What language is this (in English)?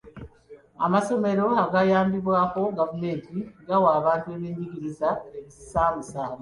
Ganda